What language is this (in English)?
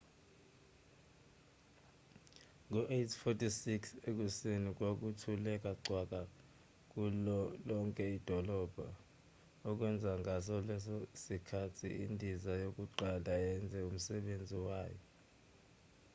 Zulu